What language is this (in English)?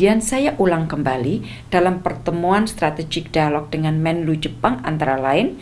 Indonesian